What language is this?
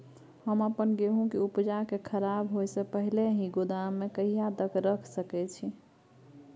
Maithili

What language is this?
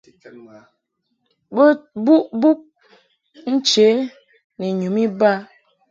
Mungaka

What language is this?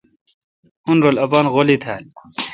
Kalkoti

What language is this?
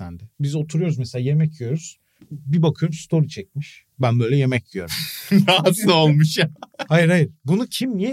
Turkish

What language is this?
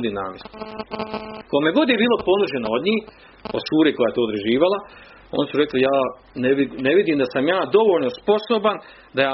Croatian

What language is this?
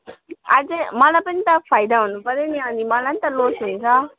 Nepali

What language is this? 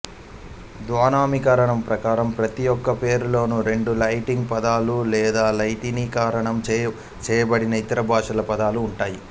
Telugu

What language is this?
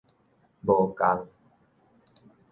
Min Nan Chinese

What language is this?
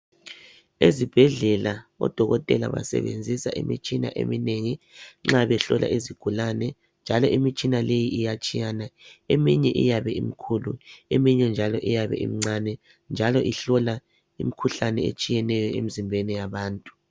North Ndebele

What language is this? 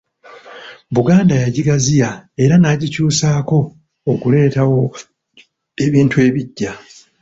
Ganda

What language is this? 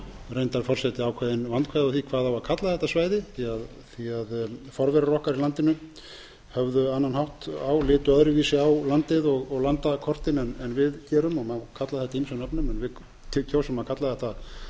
Icelandic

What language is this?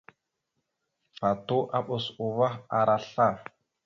Mada (Cameroon)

